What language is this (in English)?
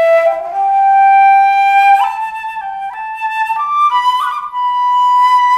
Korean